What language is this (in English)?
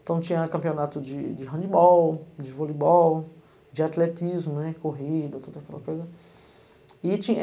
Portuguese